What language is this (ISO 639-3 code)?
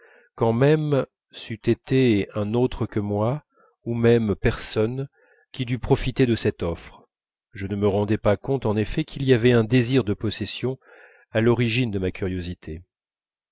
fra